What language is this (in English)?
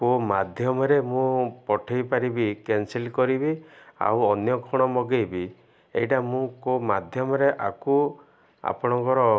Odia